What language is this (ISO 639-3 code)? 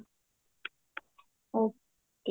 pan